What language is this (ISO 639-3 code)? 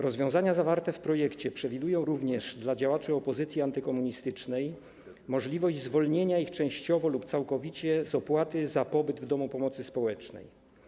pol